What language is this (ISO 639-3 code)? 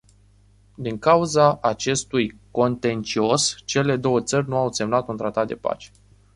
ron